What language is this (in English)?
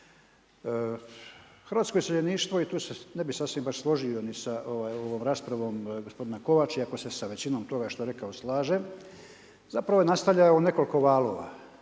Croatian